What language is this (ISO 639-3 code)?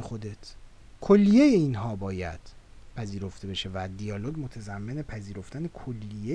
fas